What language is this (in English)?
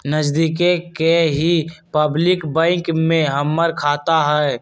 Magahi